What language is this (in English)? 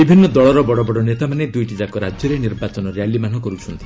Odia